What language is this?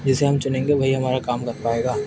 Urdu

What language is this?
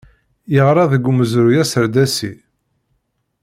Kabyle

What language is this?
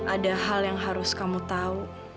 Indonesian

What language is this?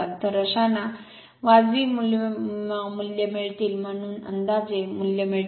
Marathi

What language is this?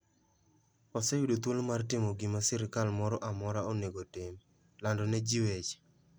Luo (Kenya and Tanzania)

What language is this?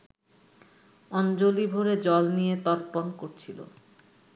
Bangla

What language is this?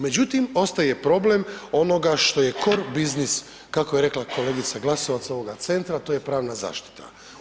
Croatian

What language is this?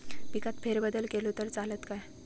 Marathi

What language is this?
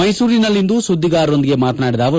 Kannada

